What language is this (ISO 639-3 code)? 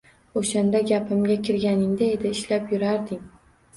uzb